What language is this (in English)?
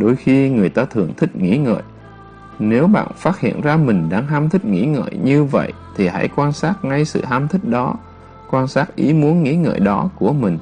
Vietnamese